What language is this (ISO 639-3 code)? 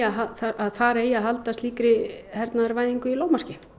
isl